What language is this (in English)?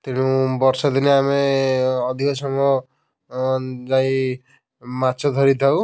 Odia